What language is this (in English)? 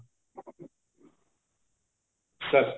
Odia